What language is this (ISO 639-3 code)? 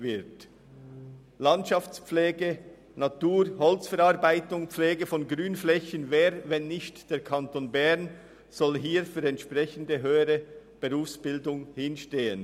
gsw